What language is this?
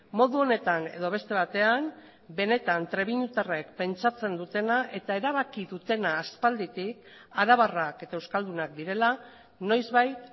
Basque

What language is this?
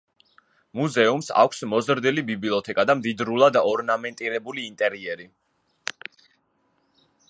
Georgian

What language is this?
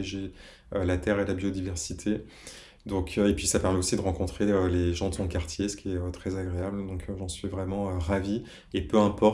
French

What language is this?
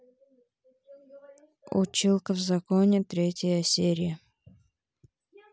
Russian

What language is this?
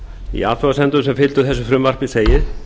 Icelandic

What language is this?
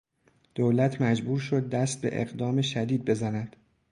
Persian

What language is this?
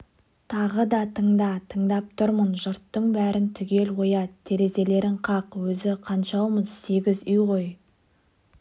Kazakh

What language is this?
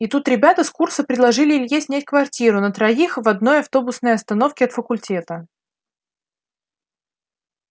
Russian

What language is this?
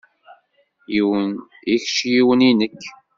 Kabyle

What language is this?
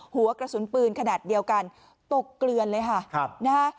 Thai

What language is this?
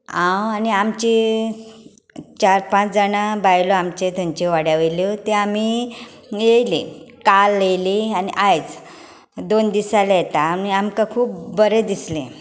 Konkani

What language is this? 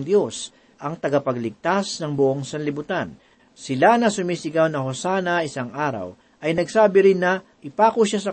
Filipino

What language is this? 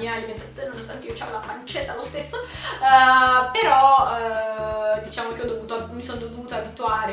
Italian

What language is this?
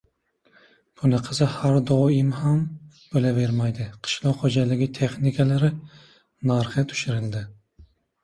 Uzbek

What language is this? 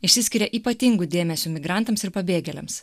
Lithuanian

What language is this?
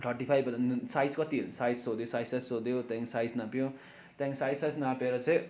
Nepali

